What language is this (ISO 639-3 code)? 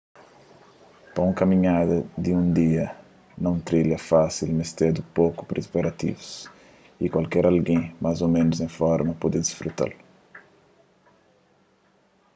kea